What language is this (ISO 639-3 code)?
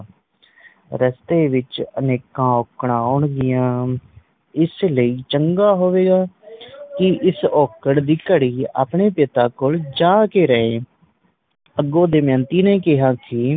pan